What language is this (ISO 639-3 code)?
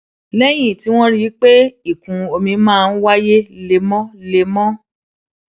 yor